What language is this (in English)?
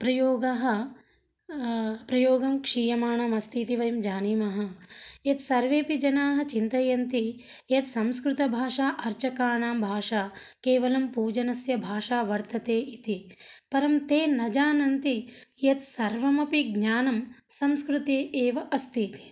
Sanskrit